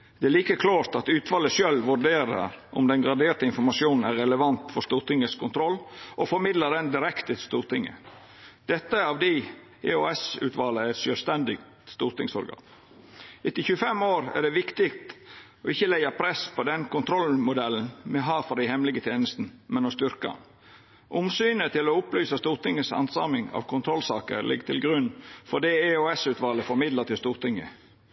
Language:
Norwegian Nynorsk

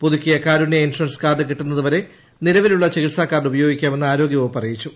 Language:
Malayalam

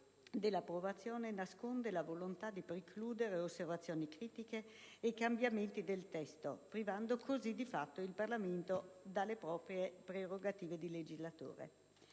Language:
Italian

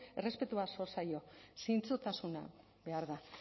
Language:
Basque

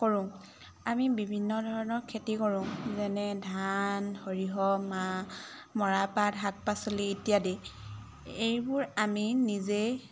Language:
Assamese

